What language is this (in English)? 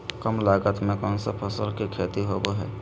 Magahi